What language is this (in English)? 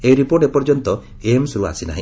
Odia